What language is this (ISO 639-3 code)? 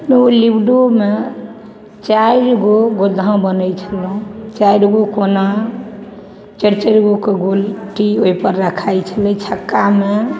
mai